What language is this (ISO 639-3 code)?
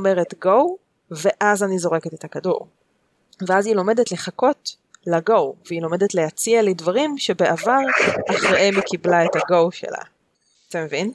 heb